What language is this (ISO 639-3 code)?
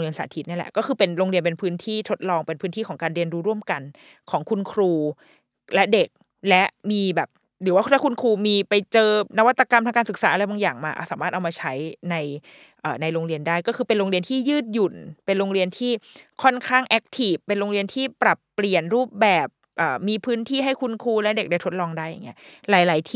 tha